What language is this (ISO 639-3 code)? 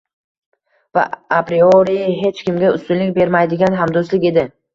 uzb